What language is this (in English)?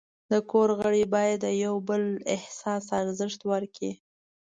Pashto